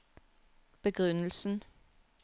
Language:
Norwegian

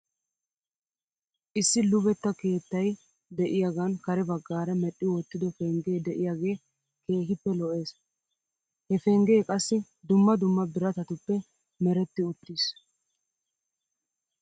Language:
Wolaytta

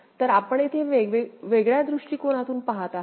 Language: Marathi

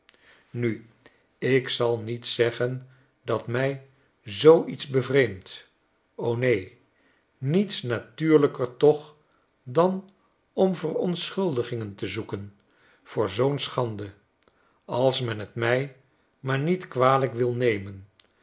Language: Dutch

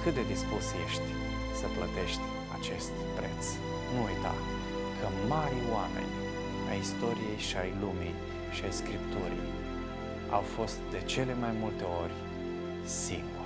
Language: Romanian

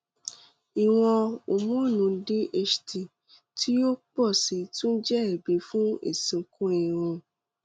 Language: Yoruba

